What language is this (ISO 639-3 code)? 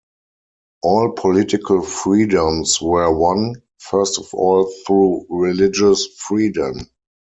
eng